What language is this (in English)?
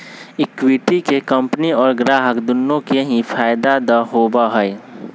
Magahi